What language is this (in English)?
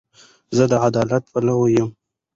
Pashto